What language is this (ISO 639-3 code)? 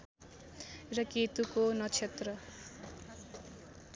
nep